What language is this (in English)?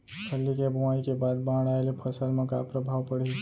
Chhattisgarhi